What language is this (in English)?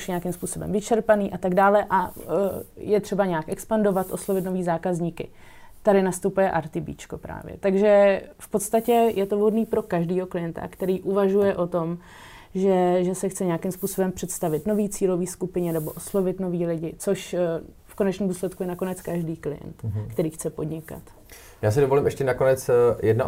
Czech